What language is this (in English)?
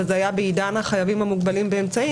Hebrew